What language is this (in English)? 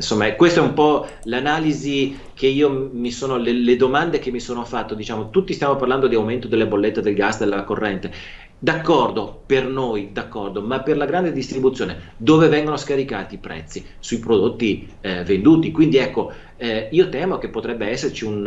Italian